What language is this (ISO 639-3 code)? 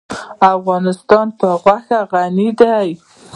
pus